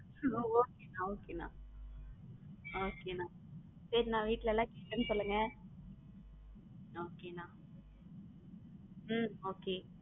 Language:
Tamil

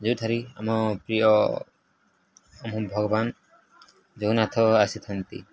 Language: Odia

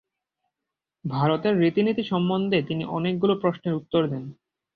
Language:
Bangla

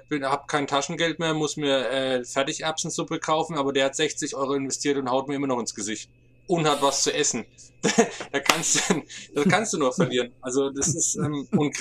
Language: German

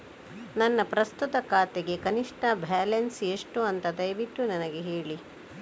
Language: Kannada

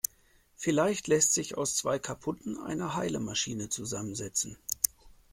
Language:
German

